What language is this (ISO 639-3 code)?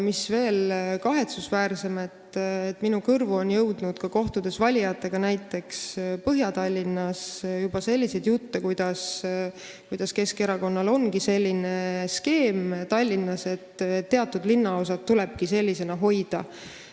est